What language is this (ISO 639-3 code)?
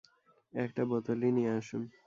ben